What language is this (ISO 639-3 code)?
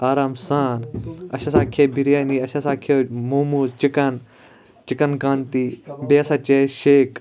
kas